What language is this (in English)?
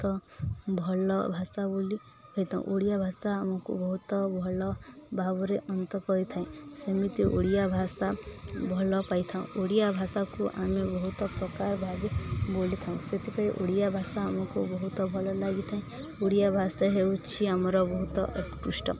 Odia